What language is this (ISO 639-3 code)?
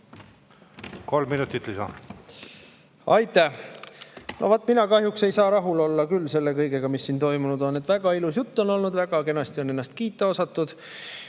est